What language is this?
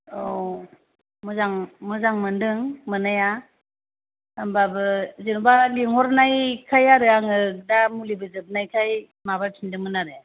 Bodo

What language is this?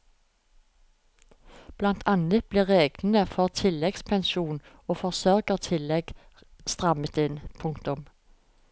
Norwegian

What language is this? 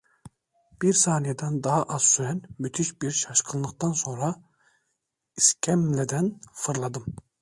Turkish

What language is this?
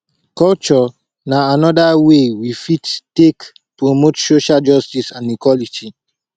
Nigerian Pidgin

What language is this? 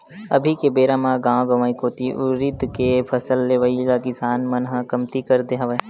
Chhattisgarhi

